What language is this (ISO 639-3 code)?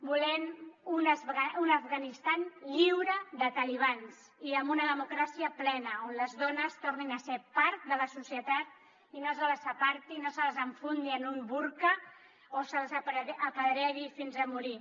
cat